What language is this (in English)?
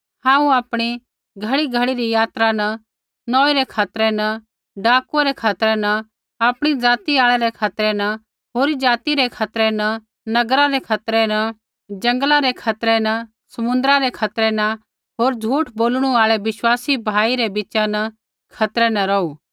Kullu Pahari